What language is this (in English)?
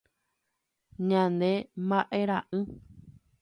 Guarani